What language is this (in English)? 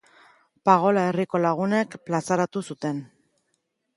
Basque